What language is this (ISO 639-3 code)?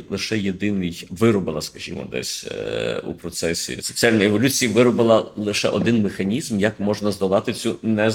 ukr